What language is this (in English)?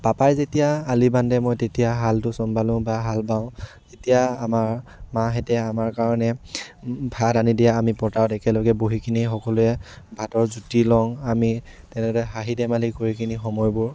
Assamese